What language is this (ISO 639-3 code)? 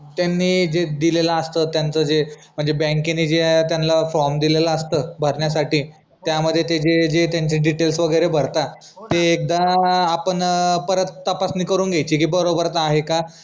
mar